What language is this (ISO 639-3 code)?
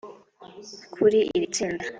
kin